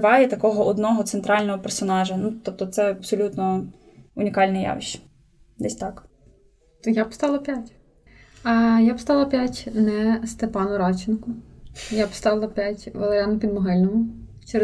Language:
Ukrainian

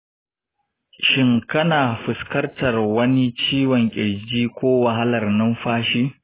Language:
Hausa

